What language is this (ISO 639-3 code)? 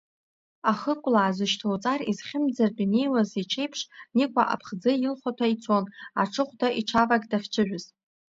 abk